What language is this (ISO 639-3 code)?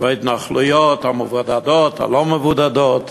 heb